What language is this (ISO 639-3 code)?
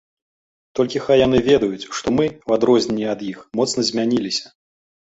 bel